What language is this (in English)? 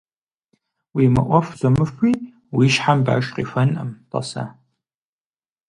Kabardian